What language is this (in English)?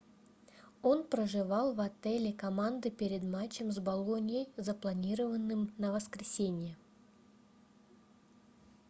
Russian